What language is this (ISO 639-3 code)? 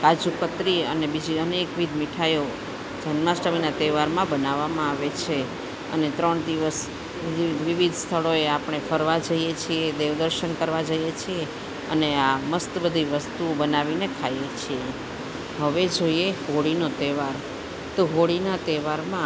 guj